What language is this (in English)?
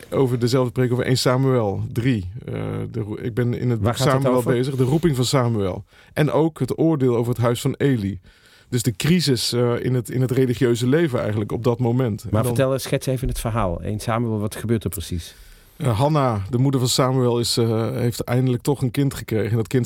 Dutch